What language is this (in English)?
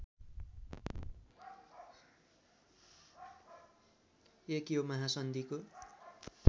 Nepali